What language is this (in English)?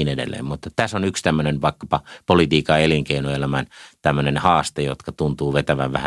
Finnish